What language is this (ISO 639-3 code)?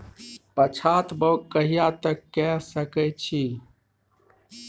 mai